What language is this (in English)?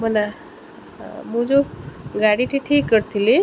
Odia